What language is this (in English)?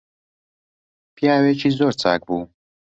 Central Kurdish